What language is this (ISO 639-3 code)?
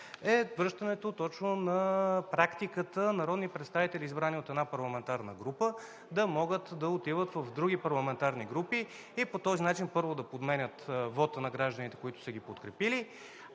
bul